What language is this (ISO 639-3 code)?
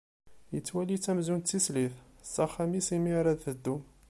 kab